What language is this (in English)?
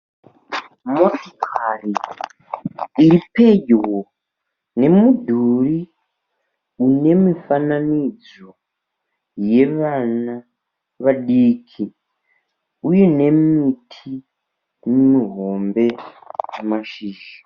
Shona